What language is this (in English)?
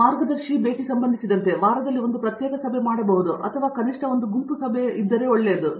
Kannada